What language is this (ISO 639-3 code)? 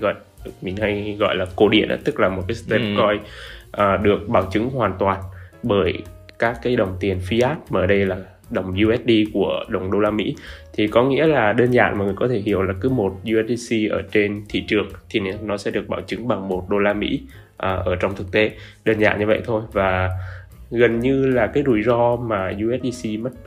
vie